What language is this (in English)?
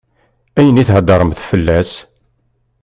Kabyle